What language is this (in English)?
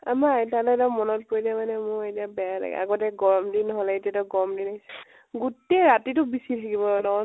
Assamese